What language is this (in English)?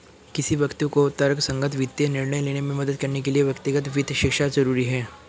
Hindi